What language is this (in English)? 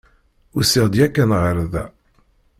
Kabyle